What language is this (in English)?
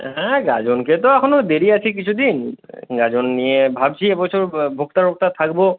Bangla